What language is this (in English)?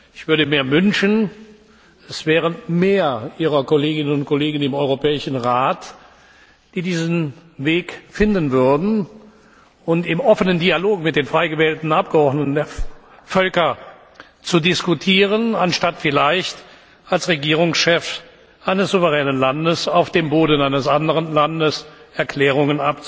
German